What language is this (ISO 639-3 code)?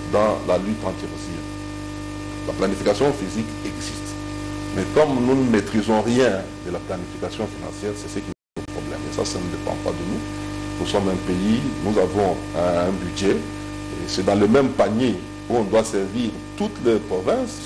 fra